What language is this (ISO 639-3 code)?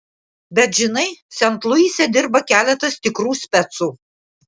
lit